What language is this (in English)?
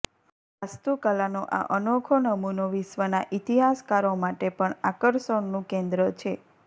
Gujarati